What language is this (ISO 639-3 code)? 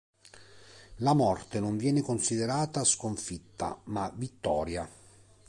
ita